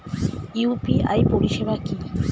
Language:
Bangla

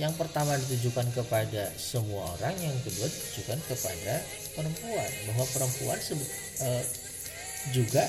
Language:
Indonesian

